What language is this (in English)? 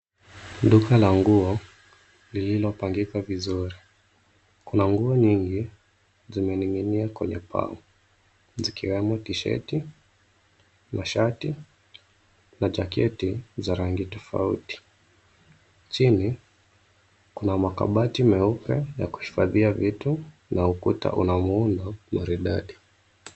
Swahili